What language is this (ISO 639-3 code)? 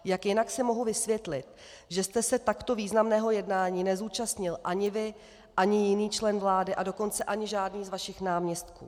ces